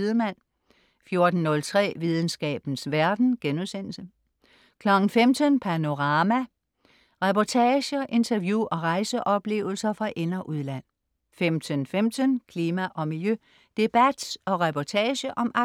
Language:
Danish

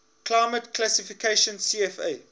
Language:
English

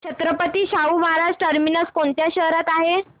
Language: Marathi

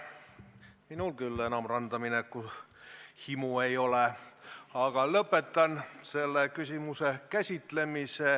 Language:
Estonian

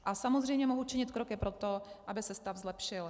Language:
Czech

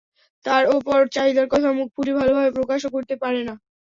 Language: Bangla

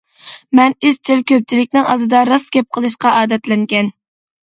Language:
Uyghur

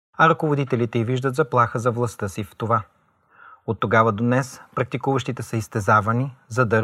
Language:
Bulgarian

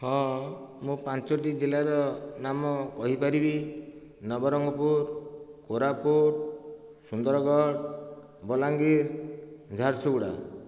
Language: Odia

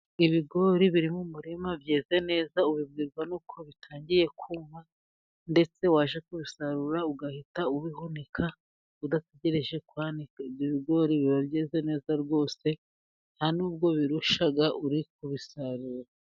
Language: Kinyarwanda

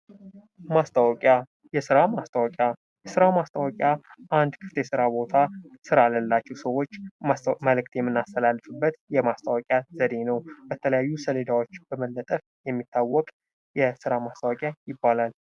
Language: Amharic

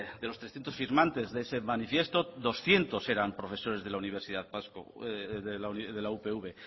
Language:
Spanish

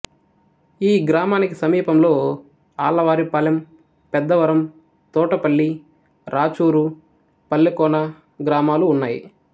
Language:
Telugu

